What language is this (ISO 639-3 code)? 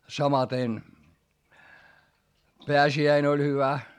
fin